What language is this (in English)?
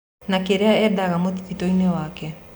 Kikuyu